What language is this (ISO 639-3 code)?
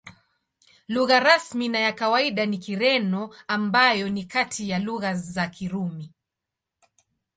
swa